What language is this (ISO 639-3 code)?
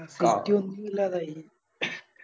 mal